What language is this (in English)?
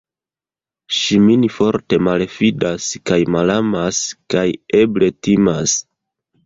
Esperanto